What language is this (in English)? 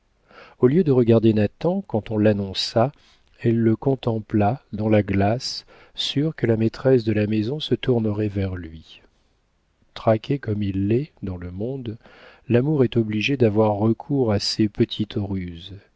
French